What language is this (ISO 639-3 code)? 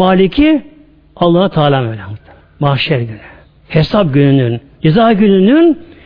tur